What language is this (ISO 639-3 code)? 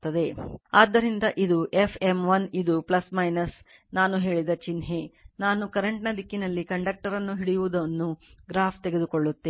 kan